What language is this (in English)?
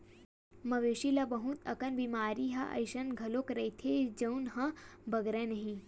Chhattisgarhi